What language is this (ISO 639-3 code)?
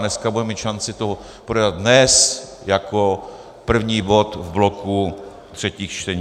ces